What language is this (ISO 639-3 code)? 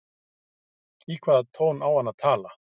isl